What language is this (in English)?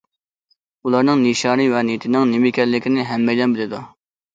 Uyghur